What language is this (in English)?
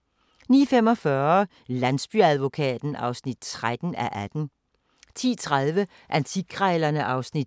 Danish